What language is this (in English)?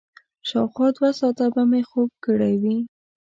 Pashto